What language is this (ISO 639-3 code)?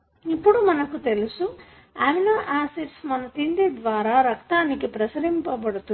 tel